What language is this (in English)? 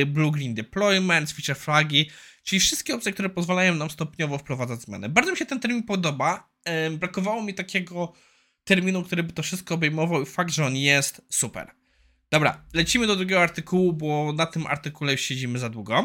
Polish